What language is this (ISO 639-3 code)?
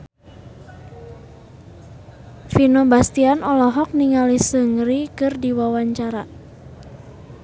sun